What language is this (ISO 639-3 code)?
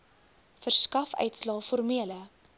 afr